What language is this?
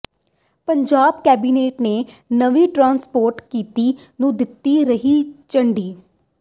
Punjabi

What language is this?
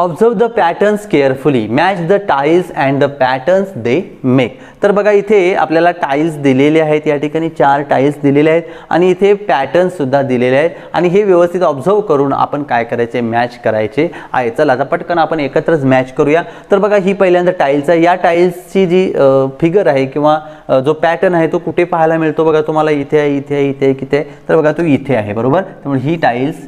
Hindi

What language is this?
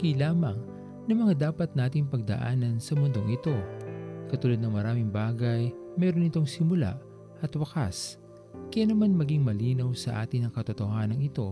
Filipino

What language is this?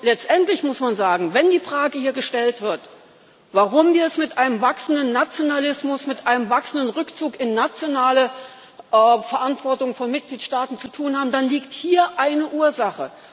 German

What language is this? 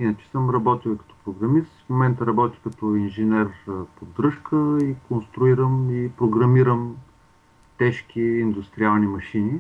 Bulgarian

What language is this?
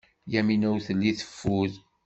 Kabyle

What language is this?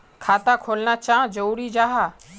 Magahi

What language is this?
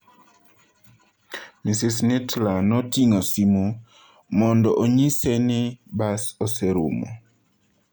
Luo (Kenya and Tanzania)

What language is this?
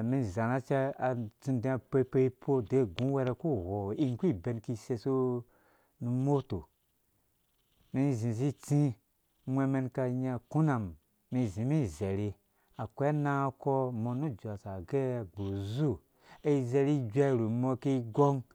Dũya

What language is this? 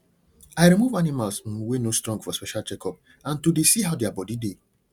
Nigerian Pidgin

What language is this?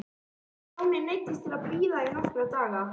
Icelandic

